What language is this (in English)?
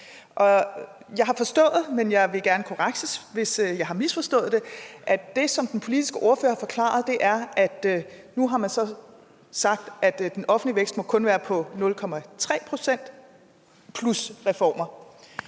Danish